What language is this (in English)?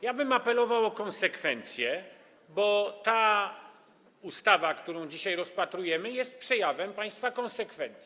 Polish